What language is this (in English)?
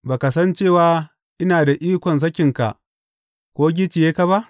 Hausa